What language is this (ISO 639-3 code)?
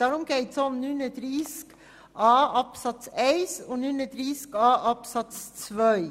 gsw